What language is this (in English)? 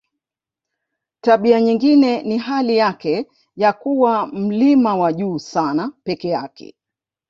Swahili